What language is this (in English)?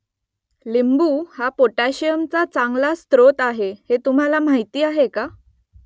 Marathi